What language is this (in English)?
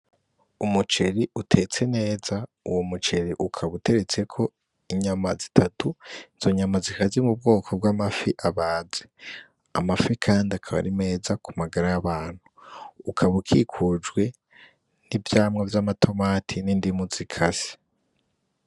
Rundi